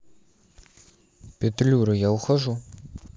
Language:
Russian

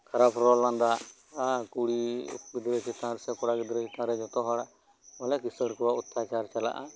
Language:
Santali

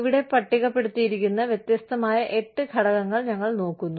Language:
Malayalam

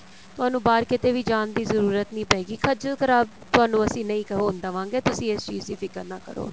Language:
Punjabi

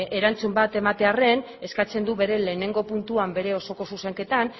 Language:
Basque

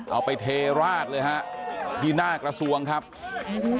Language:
Thai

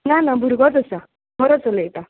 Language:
Konkani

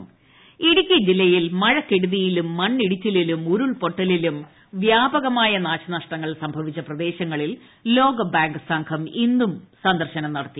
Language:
Malayalam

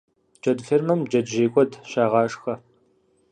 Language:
Kabardian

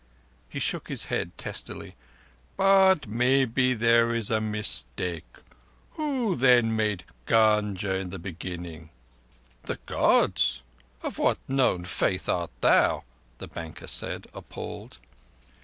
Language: English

